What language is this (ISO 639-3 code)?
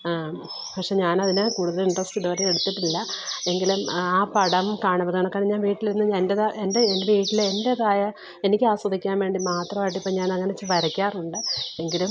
mal